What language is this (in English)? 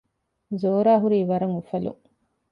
Divehi